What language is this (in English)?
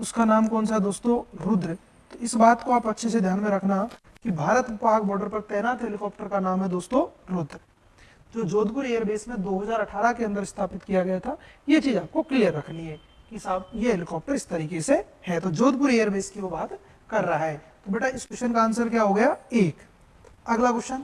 Hindi